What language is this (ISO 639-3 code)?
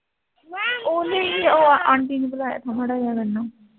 pan